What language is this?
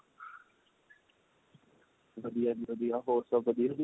Punjabi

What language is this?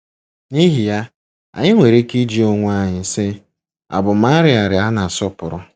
Igbo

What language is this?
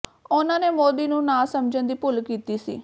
Punjabi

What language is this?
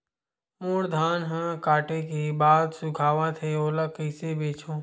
Chhattisgarhi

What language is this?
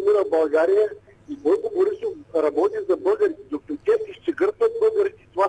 Bulgarian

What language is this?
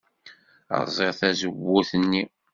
Kabyle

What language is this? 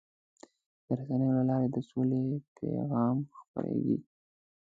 Pashto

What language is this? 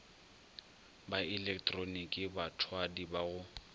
Northern Sotho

